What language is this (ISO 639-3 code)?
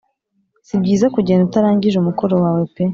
kin